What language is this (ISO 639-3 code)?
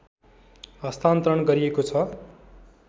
nep